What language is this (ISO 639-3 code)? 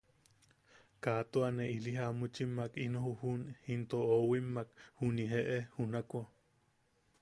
yaq